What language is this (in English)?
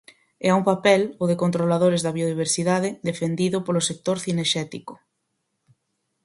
Galician